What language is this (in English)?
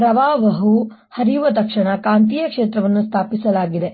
Kannada